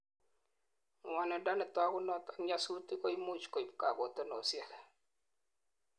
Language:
Kalenjin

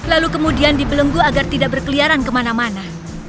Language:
Indonesian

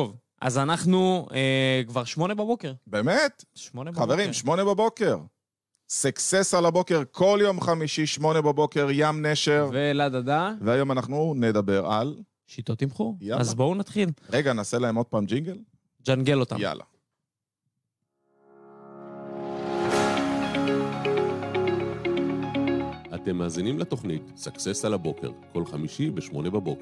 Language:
Hebrew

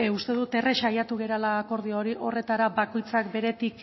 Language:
Basque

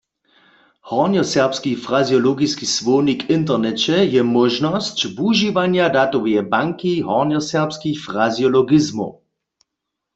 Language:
Upper Sorbian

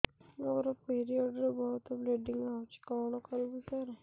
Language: Odia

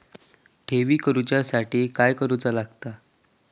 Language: Marathi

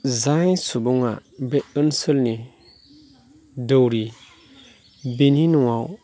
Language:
Bodo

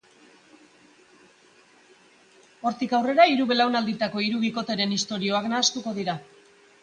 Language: Basque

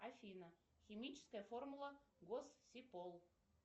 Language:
Russian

